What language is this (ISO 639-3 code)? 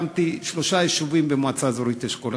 heb